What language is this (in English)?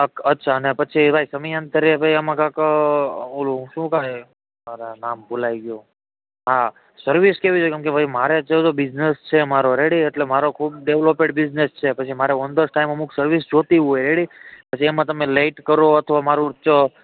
Gujarati